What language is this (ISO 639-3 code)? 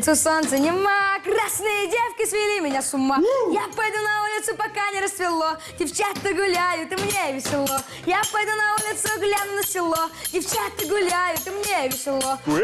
rus